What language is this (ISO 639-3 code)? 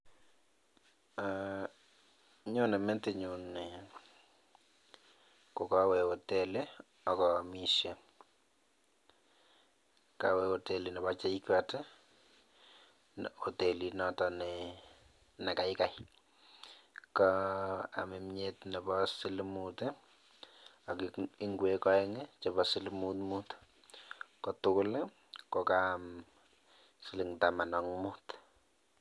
kln